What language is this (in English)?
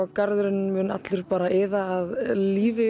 Icelandic